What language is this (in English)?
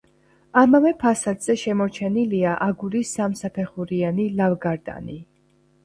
Georgian